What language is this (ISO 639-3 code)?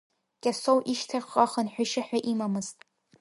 abk